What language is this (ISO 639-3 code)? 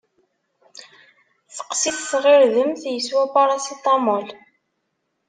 kab